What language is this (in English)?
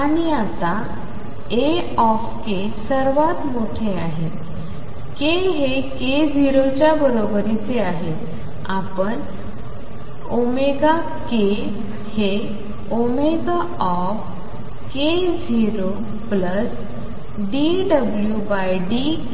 Marathi